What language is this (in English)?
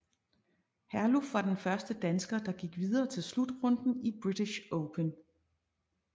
Danish